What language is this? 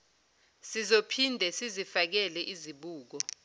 Zulu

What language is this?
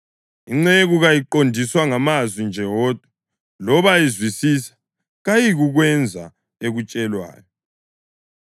North Ndebele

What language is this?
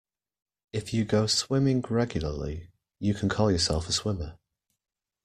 English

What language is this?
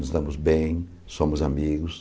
Portuguese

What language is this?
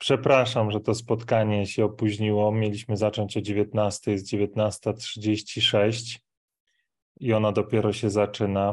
Polish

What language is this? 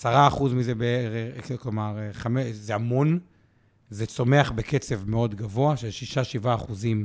Hebrew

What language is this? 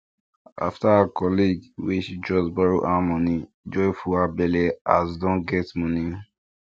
Nigerian Pidgin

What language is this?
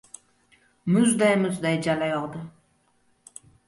Uzbek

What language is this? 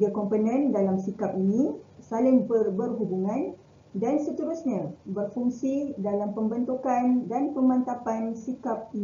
Malay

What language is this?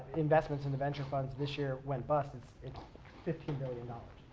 English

